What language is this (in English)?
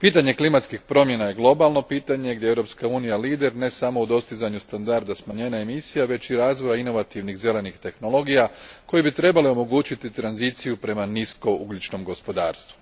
Croatian